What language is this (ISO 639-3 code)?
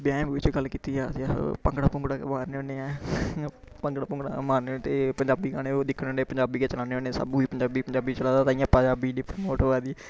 doi